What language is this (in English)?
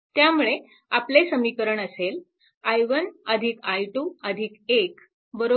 Marathi